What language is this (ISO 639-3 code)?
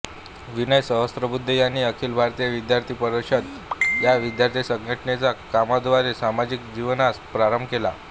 mar